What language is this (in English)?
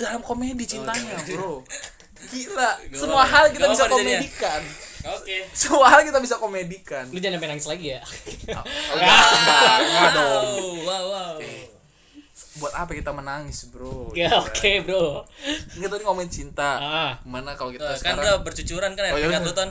Indonesian